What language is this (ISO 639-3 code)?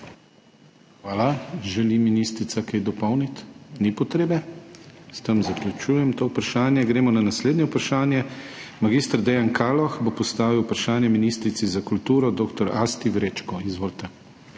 slv